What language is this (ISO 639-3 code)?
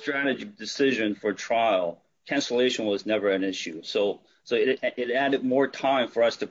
eng